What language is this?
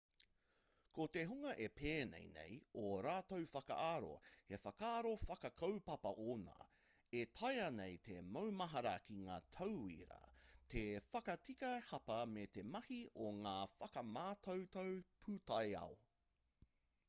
Māori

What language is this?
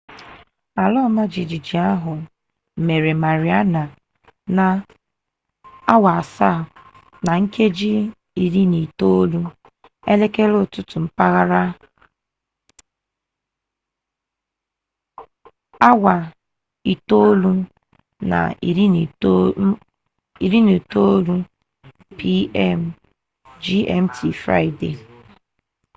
Igbo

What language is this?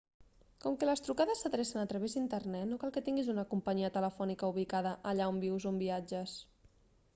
Catalan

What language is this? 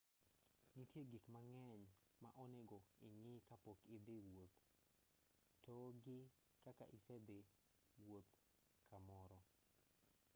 Luo (Kenya and Tanzania)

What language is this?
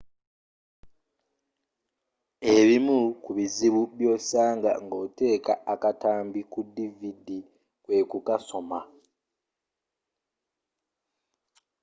Ganda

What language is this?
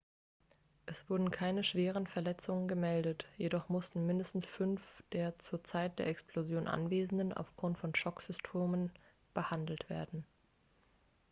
German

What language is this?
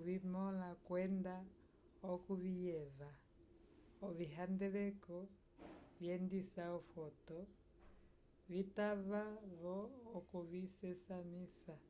Umbundu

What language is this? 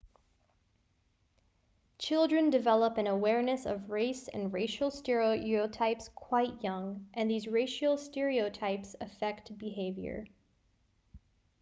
English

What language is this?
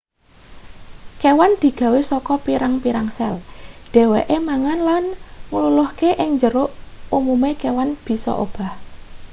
Javanese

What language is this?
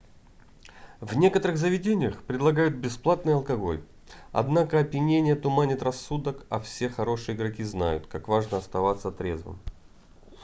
Russian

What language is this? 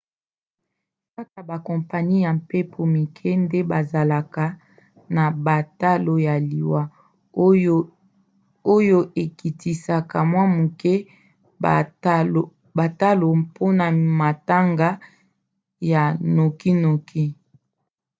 Lingala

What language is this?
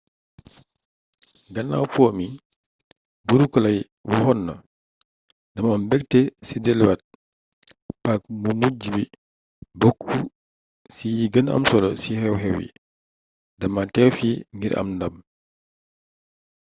Wolof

